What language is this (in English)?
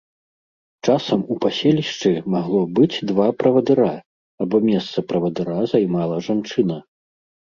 Belarusian